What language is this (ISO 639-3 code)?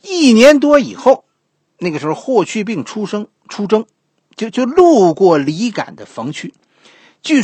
zho